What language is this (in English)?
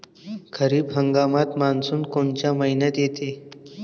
Marathi